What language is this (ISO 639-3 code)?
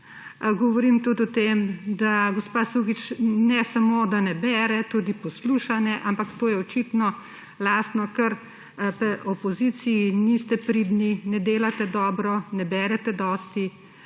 slv